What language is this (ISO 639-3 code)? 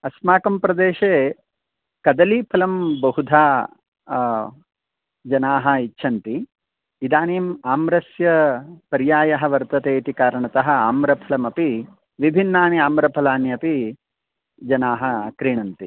san